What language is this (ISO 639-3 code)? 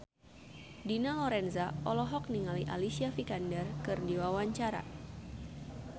sun